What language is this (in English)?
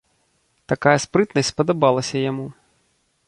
Belarusian